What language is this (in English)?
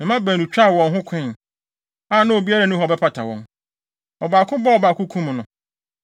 Akan